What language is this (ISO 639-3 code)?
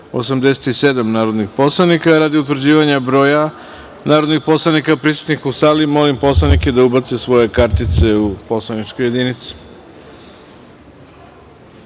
srp